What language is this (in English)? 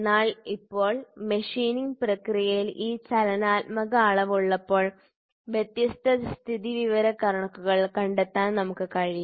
Malayalam